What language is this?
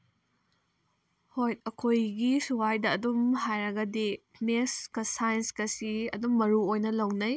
Manipuri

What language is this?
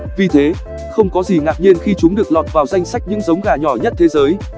Vietnamese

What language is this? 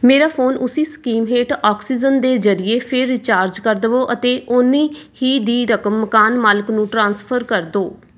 Punjabi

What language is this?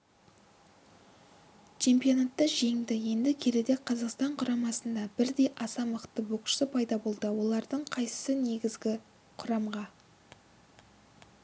Kazakh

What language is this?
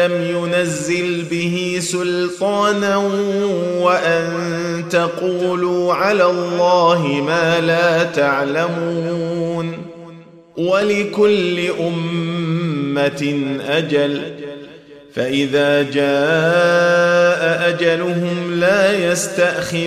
Arabic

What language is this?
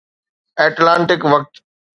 Sindhi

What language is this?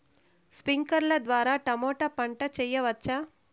Telugu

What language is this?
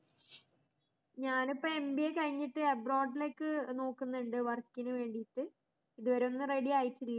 Malayalam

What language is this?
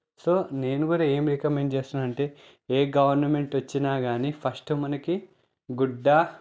Telugu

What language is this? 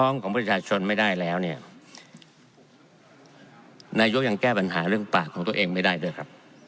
Thai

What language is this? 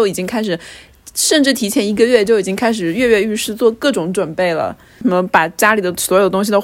Chinese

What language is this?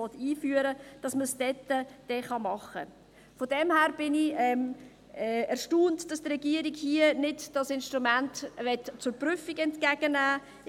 Swiss German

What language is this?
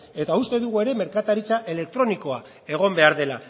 Basque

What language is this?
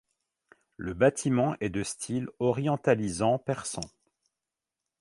French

